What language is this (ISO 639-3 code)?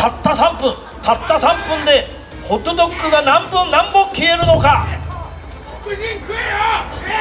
jpn